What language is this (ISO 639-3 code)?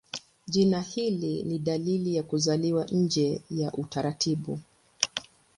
swa